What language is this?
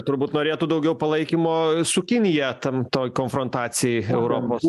Lithuanian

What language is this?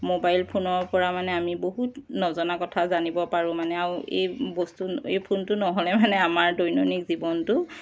Assamese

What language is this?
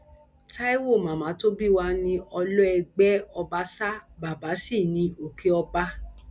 Yoruba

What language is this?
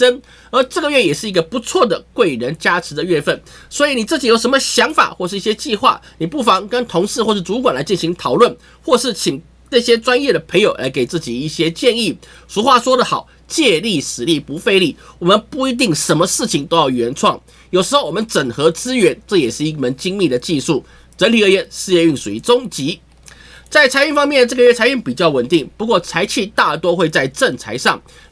Chinese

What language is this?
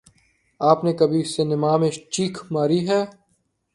Urdu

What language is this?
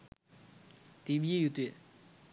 Sinhala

